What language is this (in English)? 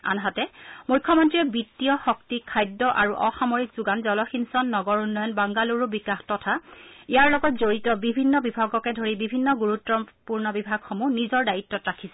Assamese